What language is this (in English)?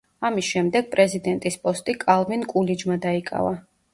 Georgian